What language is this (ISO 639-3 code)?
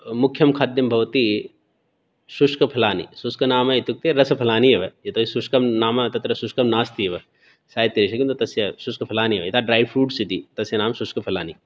san